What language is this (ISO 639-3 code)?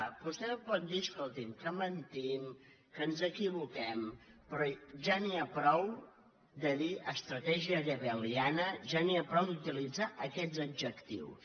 cat